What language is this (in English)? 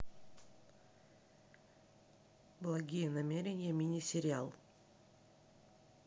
Russian